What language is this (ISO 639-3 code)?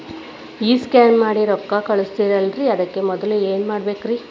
kan